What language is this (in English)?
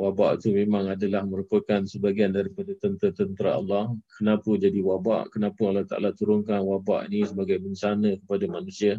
Malay